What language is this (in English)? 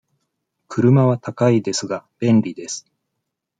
Japanese